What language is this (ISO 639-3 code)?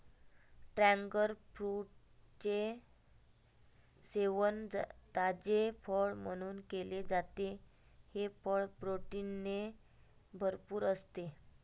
mar